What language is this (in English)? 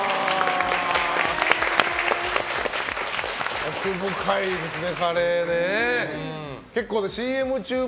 Japanese